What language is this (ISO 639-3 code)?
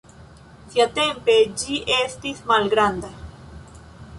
epo